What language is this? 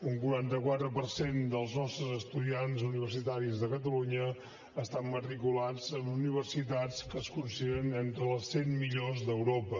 Catalan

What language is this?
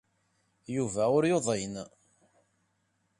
Kabyle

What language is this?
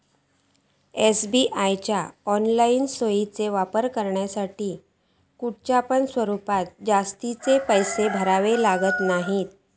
Marathi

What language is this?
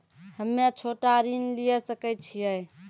Maithili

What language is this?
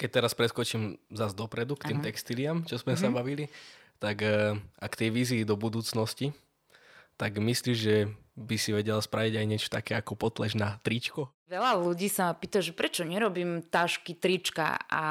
Slovak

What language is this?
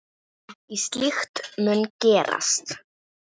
Icelandic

